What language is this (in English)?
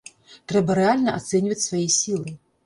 Belarusian